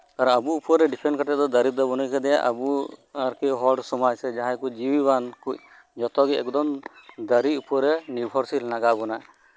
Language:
Santali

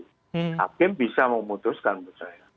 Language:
Indonesian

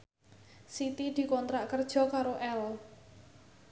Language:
Javanese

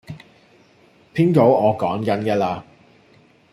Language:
Cantonese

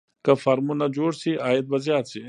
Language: Pashto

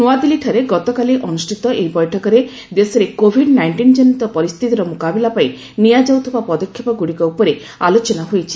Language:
Odia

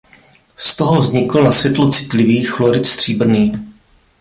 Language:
Czech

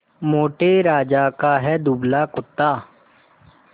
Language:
Hindi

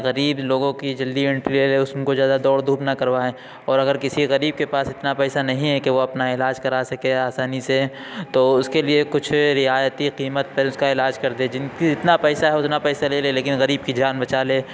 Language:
Urdu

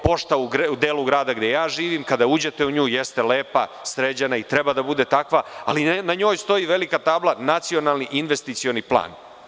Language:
Serbian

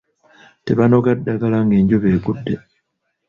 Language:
Ganda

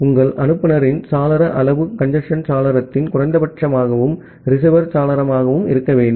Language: Tamil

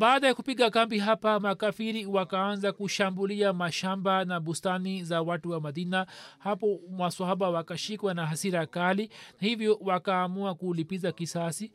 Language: Swahili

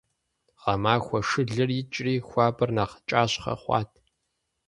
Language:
Kabardian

